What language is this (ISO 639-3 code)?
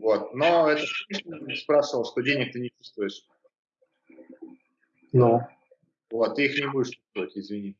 rus